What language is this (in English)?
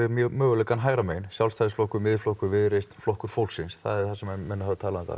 Icelandic